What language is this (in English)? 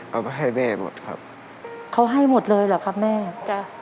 Thai